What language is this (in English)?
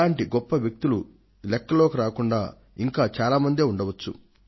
Telugu